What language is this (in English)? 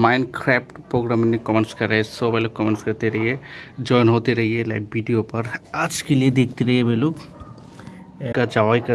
Hindi